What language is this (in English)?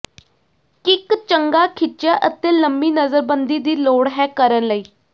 Punjabi